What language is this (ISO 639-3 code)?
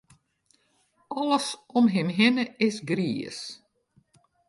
fry